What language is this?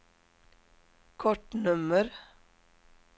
Swedish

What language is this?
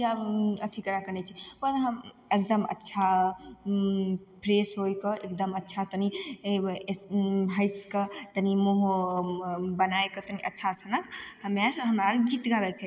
Maithili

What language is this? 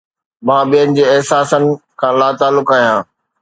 Sindhi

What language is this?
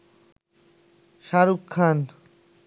Bangla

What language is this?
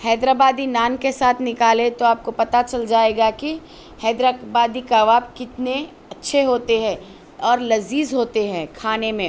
Urdu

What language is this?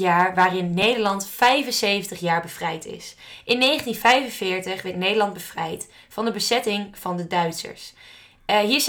Dutch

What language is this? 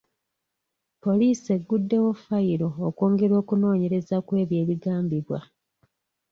Ganda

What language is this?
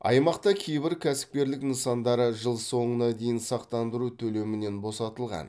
Kazakh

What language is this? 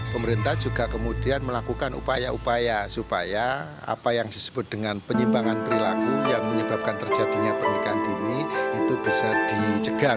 Indonesian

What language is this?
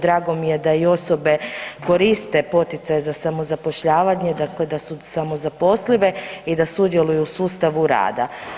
Croatian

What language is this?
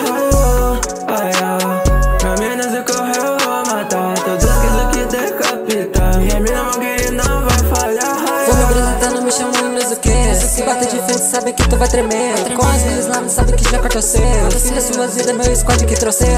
Portuguese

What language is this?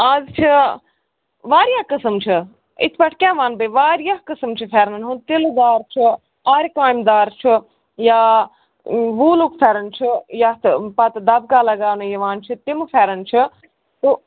Kashmiri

